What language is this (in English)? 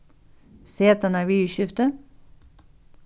Faroese